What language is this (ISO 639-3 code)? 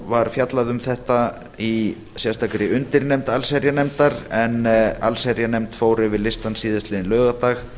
isl